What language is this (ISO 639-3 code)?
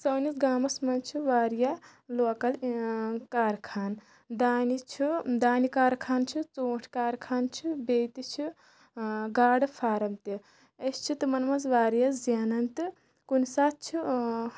kas